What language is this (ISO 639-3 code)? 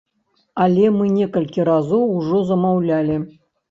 bel